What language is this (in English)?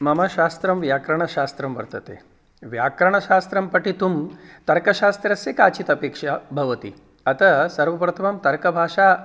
Sanskrit